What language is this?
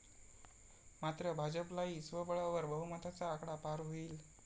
Marathi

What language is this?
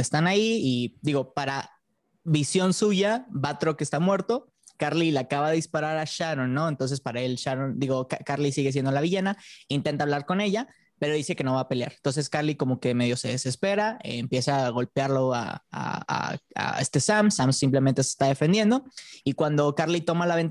Spanish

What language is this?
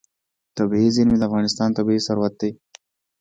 Pashto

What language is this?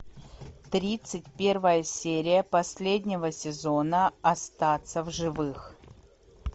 Russian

